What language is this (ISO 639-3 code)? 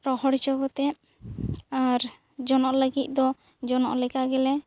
sat